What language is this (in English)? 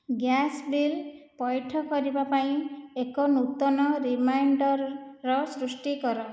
Odia